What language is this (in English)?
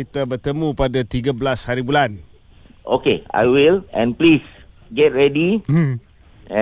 Malay